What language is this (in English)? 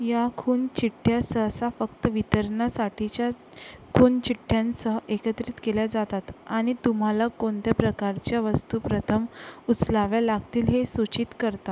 Marathi